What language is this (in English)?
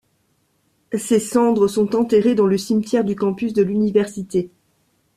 French